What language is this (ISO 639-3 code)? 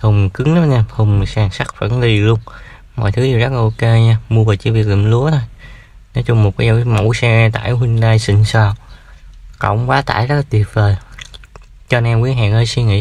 vie